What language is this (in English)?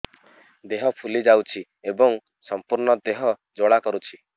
Odia